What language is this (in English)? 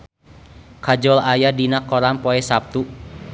Sundanese